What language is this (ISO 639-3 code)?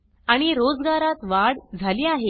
mar